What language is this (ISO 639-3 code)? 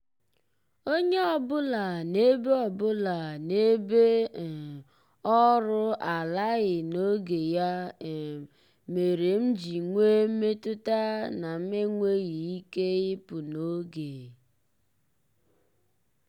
ibo